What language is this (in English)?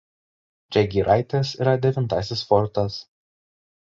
Lithuanian